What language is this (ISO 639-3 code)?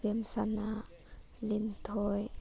mni